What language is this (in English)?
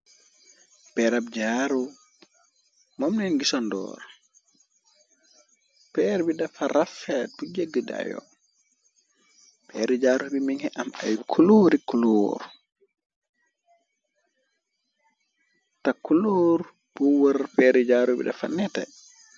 Wolof